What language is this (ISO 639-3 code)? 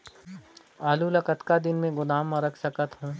hne